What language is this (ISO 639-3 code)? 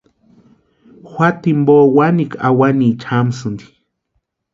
pua